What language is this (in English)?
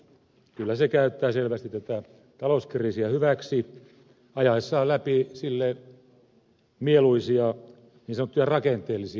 Finnish